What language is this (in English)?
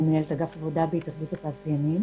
Hebrew